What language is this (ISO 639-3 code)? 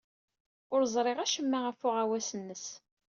kab